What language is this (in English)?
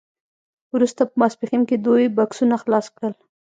Pashto